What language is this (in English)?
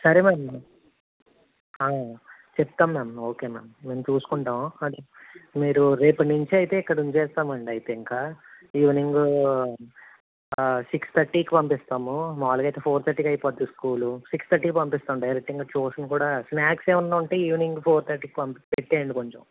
Telugu